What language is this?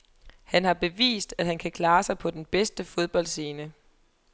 Danish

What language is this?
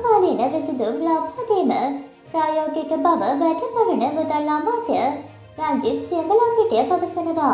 Turkish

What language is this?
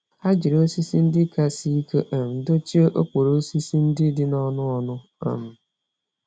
Igbo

